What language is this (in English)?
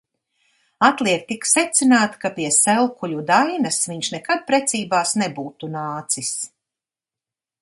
Latvian